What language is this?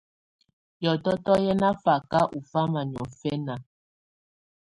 Tunen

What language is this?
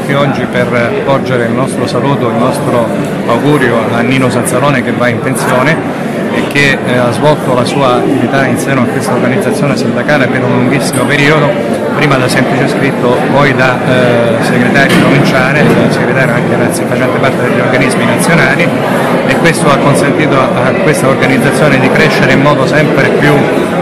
Italian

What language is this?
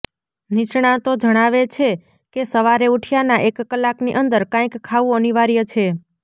Gujarati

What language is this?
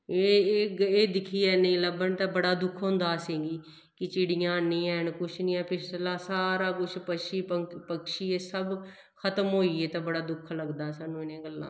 Dogri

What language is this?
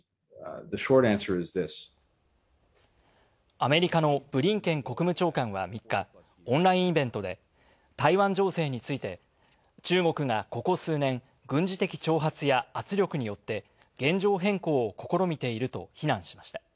Japanese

